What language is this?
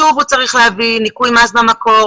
Hebrew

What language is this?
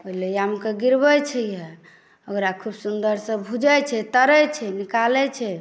Maithili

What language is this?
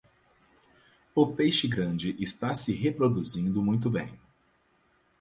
Portuguese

